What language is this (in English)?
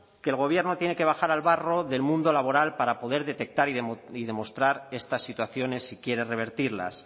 Spanish